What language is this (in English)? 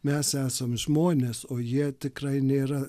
Lithuanian